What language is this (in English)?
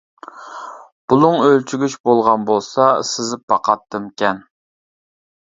Uyghur